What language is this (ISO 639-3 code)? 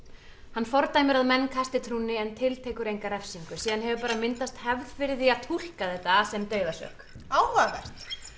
isl